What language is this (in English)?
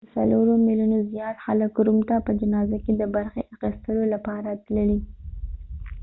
Pashto